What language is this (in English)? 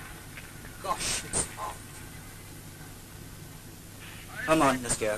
Vietnamese